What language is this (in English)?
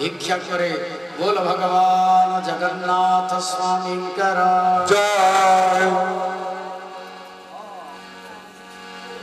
Hindi